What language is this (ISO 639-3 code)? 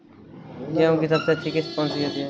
hin